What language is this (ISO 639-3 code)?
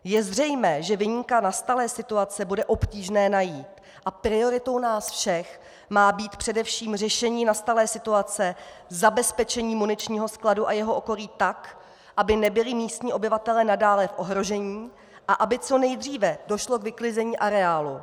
ces